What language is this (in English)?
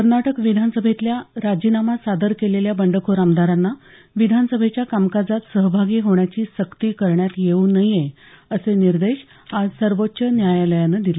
Marathi